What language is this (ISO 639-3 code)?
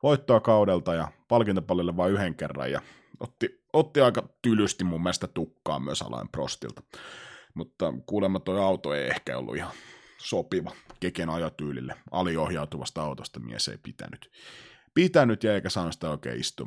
fin